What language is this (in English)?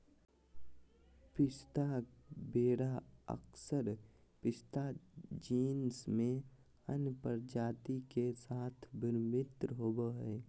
Magahi